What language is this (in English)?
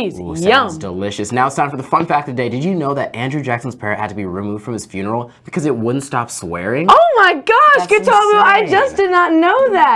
English